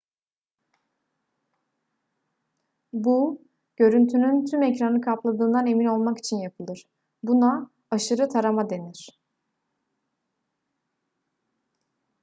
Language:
Turkish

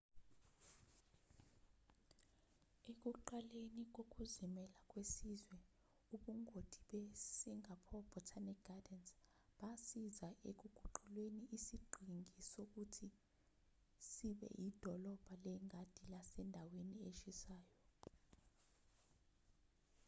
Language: Zulu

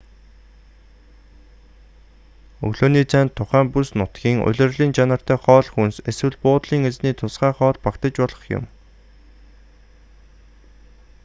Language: Mongolian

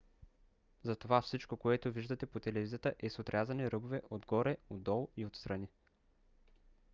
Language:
Bulgarian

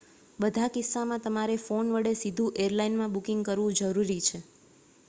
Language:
Gujarati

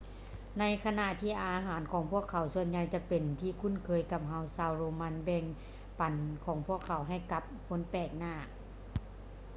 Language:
Lao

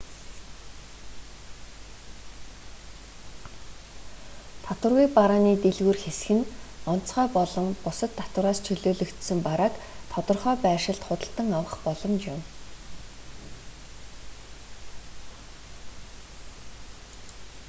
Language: Mongolian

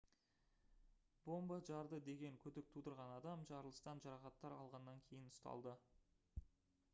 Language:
Kazakh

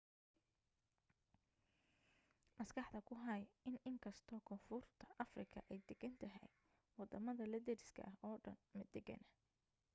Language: Somali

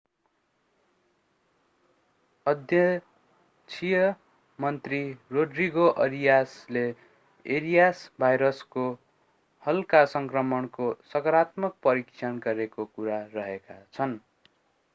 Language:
Nepali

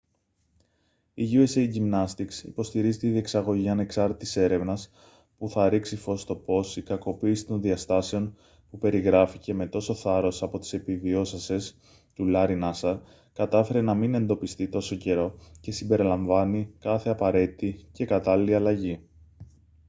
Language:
Greek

